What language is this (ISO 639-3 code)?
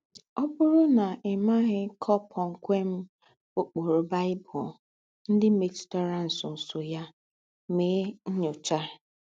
ibo